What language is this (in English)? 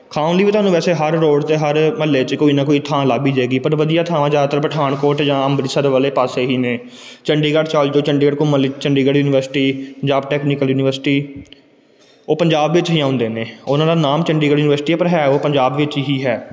Punjabi